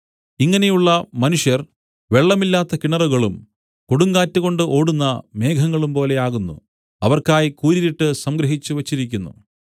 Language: Malayalam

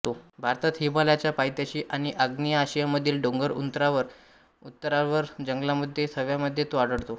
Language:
Marathi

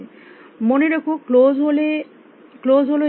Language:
Bangla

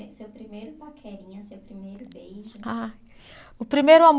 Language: Portuguese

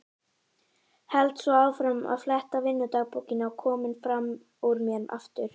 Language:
Icelandic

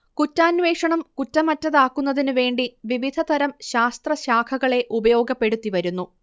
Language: Malayalam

